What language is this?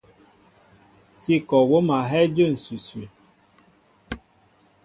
Mbo (Cameroon)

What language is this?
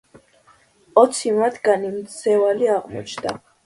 Georgian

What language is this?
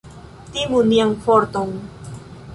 Esperanto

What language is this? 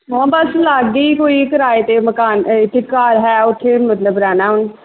Punjabi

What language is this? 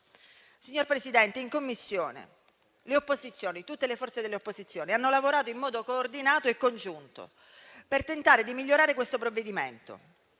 Italian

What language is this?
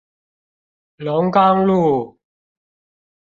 Chinese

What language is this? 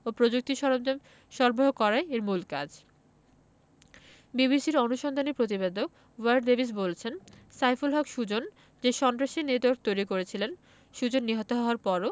Bangla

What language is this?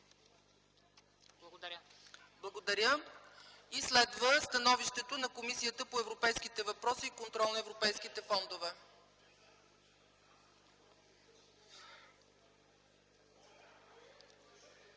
Bulgarian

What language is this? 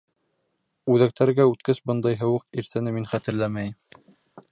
Bashkir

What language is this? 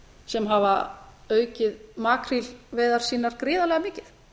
Icelandic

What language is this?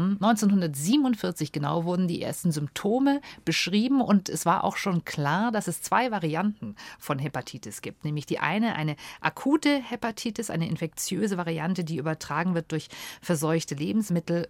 German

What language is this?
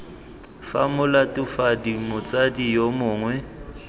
Tswana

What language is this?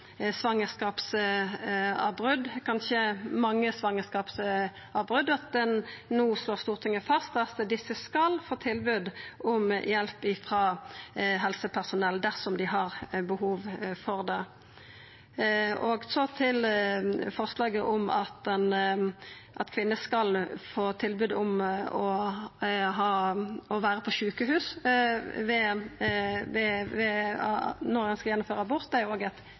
Norwegian Nynorsk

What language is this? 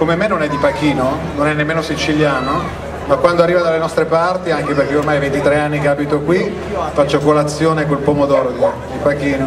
Italian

